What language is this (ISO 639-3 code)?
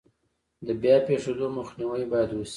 pus